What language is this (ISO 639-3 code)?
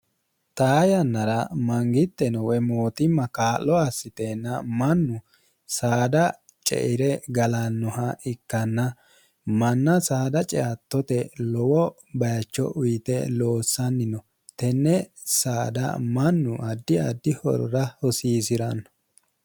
sid